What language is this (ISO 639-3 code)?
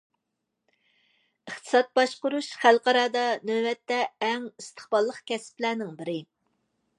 uig